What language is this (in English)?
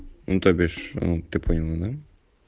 Russian